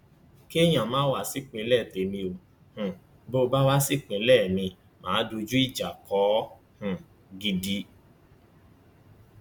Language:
Yoruba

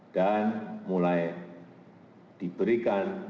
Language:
Indonesian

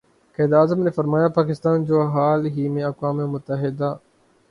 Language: Urdu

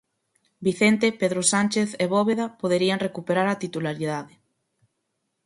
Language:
Galician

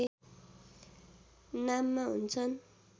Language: Nepali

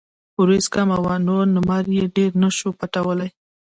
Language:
Pashto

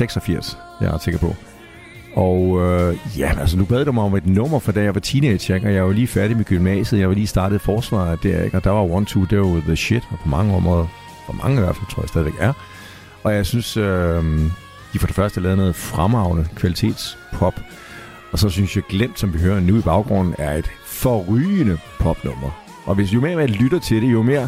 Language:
Danish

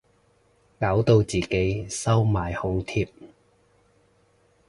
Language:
Cantonese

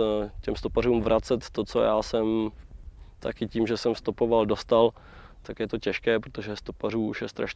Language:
Czech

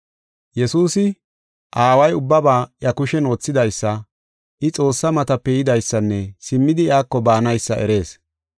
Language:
Gofa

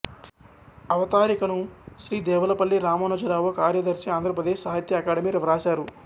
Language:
Telugu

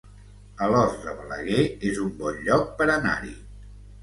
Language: Catalan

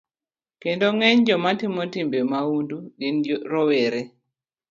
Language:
Luo (Kenya and Tanzania)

